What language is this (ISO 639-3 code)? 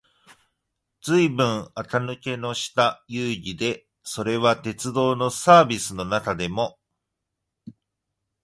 jpn